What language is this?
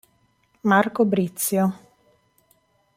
Italian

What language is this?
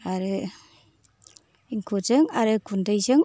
Bodo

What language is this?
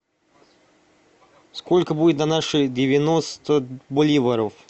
Russian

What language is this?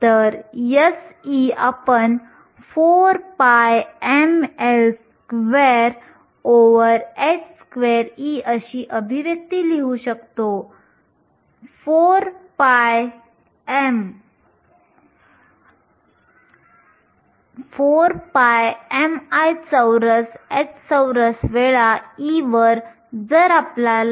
Marathi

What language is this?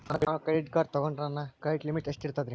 Kannada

